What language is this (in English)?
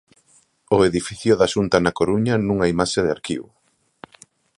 Galician